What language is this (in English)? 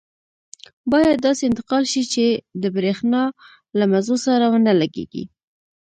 Pashto